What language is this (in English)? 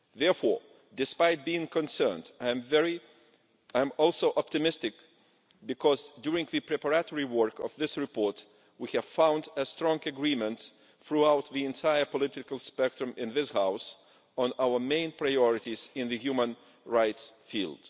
English